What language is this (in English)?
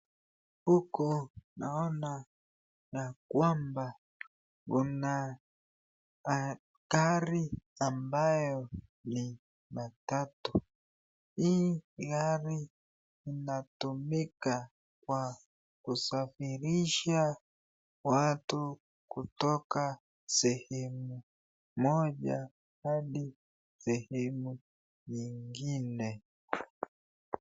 Swahili